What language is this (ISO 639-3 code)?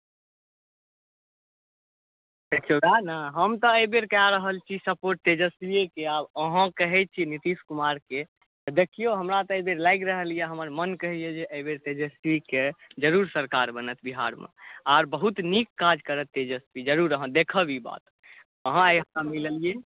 mai